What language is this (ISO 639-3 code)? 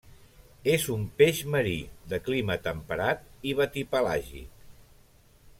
cat